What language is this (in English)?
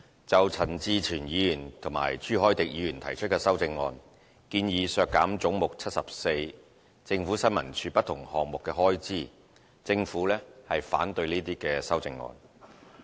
Cantonese